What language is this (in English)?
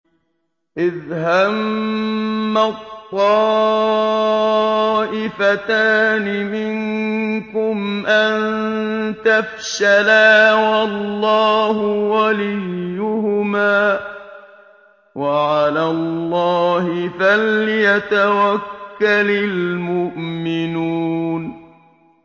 Arabic